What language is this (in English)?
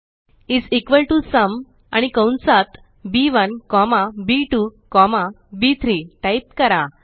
Marathi